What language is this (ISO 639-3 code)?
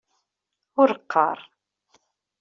kab